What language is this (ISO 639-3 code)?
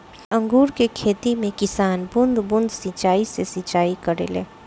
bho